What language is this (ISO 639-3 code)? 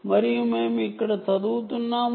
tel